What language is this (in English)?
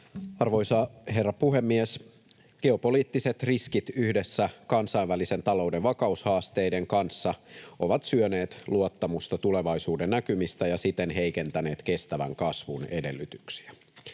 Finnish